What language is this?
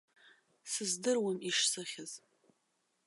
Abkhazian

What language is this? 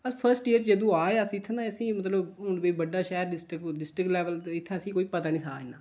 Dogri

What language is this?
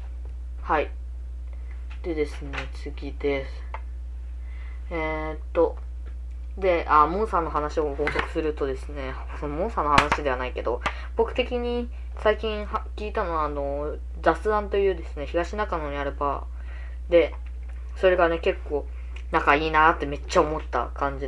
Japanese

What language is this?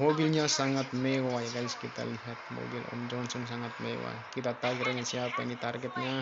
Indonesian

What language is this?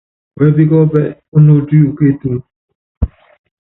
Yangben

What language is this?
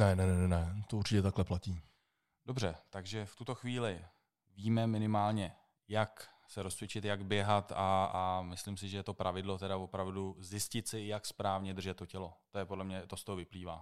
Czech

